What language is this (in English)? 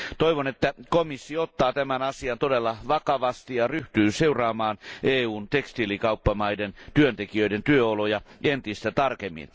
Finnish